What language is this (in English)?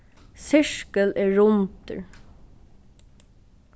Faroese